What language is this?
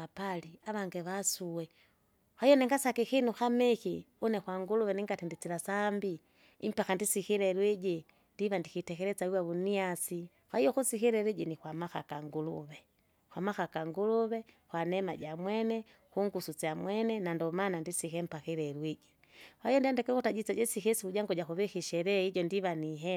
Kinga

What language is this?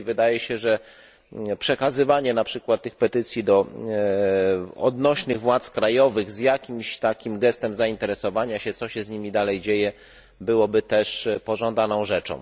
Polish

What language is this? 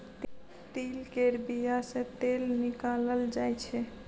Maithili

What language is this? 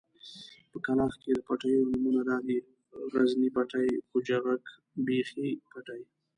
Pashto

